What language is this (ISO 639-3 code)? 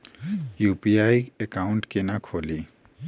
mai